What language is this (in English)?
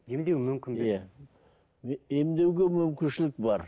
Kazakh